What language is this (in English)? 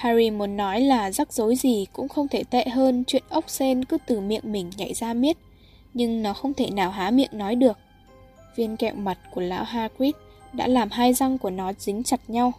Vietnamese